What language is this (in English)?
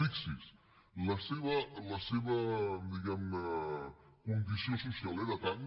Catalan